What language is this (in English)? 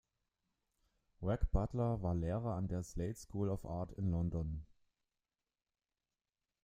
German